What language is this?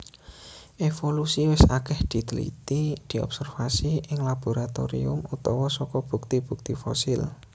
Javanese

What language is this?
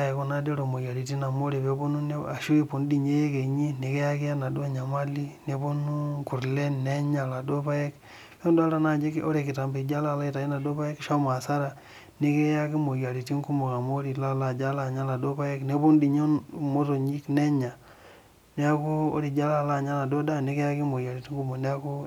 Masai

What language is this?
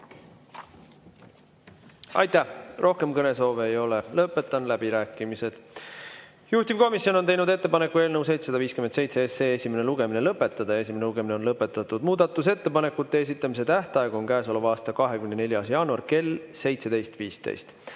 Estonian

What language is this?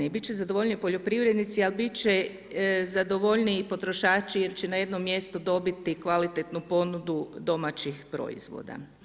Croatian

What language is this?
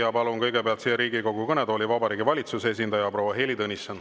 Estonian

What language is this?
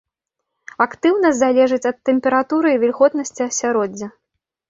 Belarusian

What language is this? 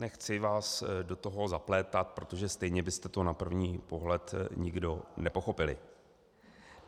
Czech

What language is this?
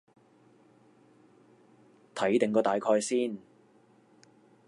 Cantonese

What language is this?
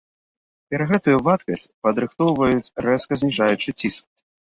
Belarusian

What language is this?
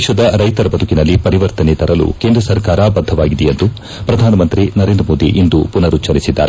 Kannada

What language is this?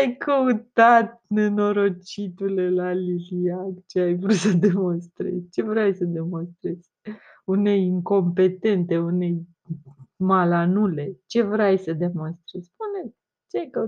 Romanian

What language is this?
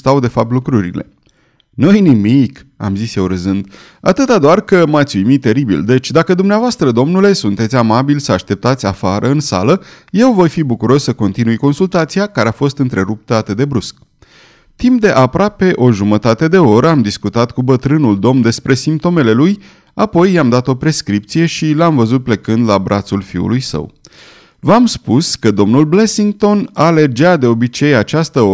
Romanian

